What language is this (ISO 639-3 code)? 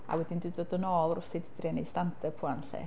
cym